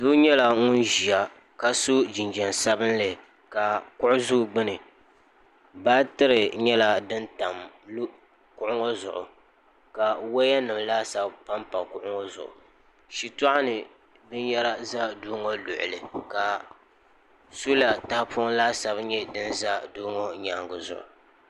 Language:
Dagbani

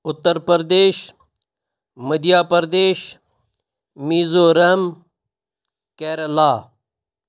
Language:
Kashmiri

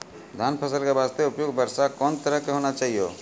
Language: Maithili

